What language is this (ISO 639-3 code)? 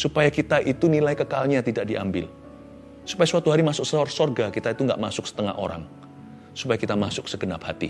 ind